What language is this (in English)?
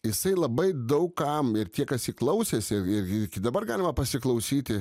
Lithuanian